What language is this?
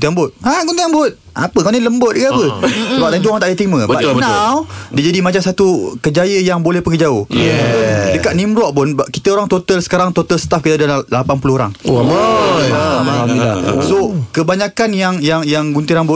Malay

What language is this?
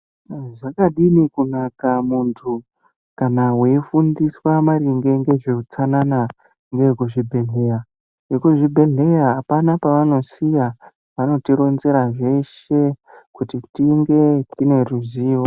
Ndau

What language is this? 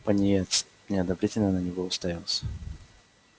Russian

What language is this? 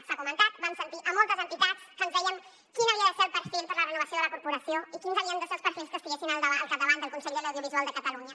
Catalan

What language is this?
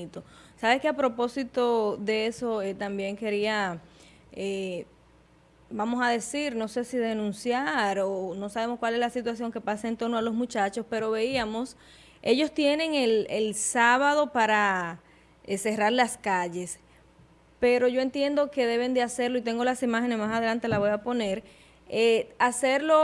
Spanish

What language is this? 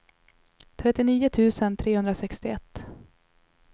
Swedish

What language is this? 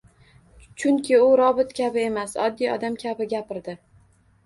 Uzbek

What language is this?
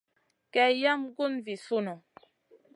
Masana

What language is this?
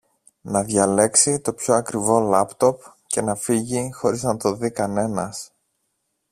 Greek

